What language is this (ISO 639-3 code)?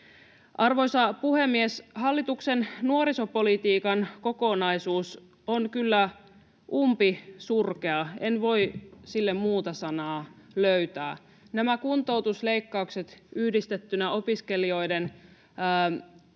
fin